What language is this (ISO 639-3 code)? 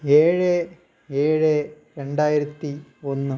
mal